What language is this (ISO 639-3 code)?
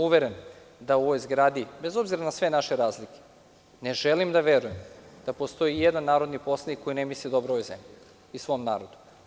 srp